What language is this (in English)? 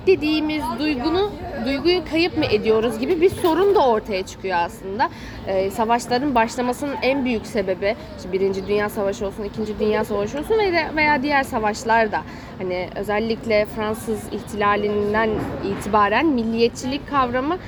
Turkish